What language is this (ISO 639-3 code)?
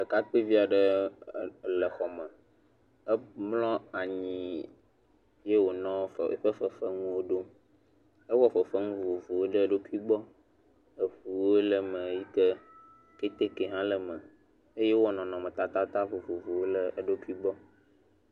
ewe